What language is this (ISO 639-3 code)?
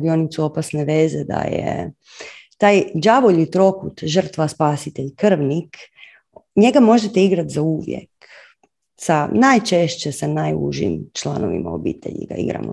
hrv